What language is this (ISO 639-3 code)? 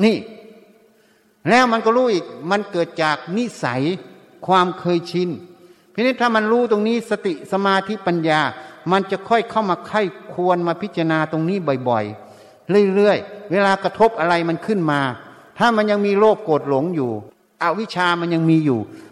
tha